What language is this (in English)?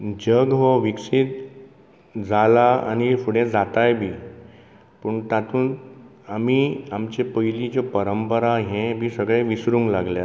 Konkani